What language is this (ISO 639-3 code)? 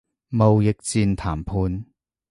yue